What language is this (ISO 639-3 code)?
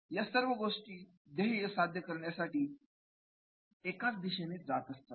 mar